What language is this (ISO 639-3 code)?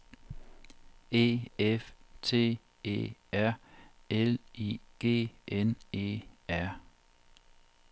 dan